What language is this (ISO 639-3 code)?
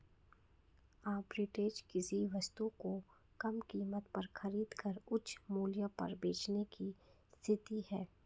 hin